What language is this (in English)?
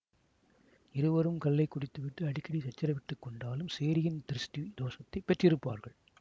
Tamil